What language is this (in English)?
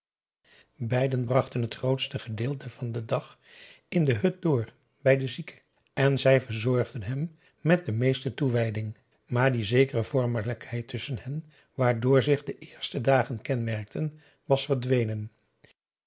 Dutch